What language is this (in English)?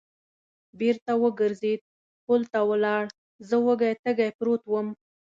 Pashto